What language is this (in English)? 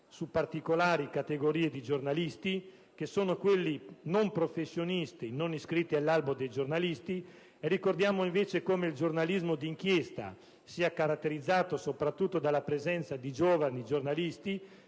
Italian